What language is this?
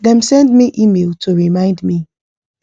Nigerian Pidgin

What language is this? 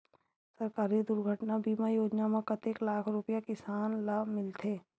Chhattisgarhi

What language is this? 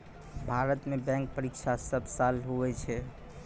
Maithili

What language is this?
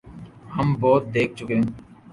Urdu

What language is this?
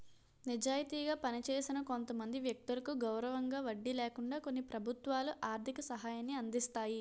Telugu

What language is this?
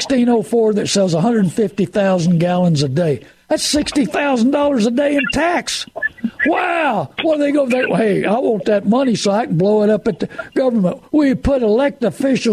English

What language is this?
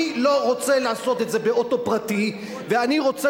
Hebrew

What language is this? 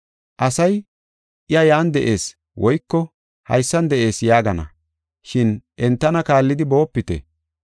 Gofa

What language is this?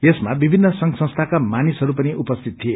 Nepali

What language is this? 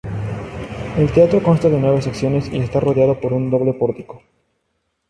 Spanish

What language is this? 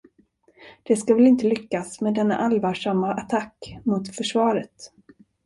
Swedish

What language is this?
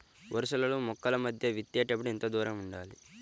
Telugu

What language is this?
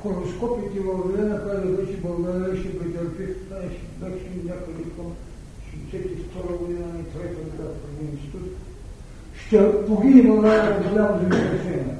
Bulgarian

